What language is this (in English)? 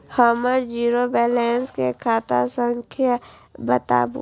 Maithili